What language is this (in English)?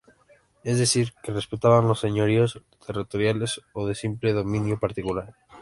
Spanish